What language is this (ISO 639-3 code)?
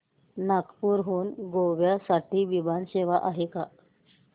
mar